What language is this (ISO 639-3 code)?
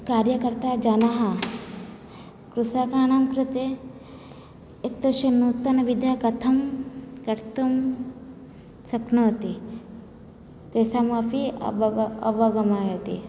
san